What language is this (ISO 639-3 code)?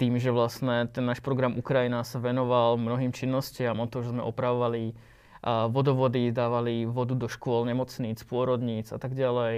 slk